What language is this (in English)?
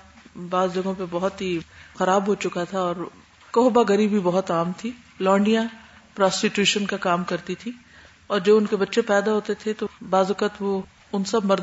Urdu